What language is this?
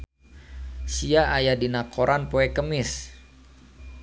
Sundanese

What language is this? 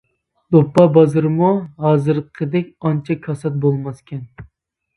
Uyghur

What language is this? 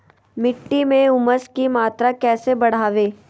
Magahi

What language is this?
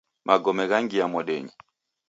Taita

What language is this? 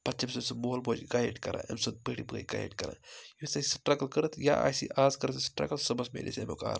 Kashmiri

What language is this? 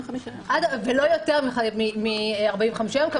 Hebrew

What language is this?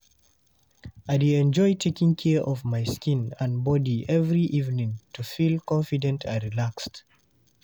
Nigerian Pidgin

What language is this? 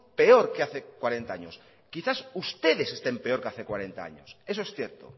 Spanish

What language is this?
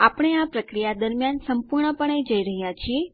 Gujarati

